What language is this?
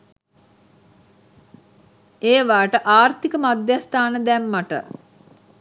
Sinhala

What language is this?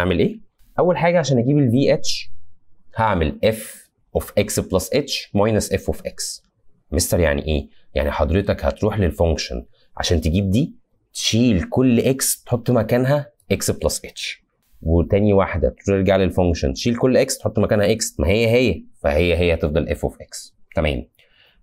Arabic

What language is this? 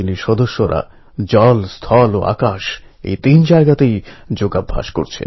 Bangla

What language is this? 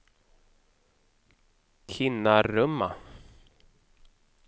Swedish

